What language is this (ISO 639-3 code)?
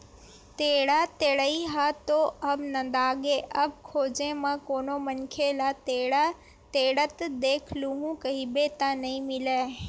hne